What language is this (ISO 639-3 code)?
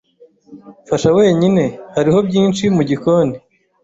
kin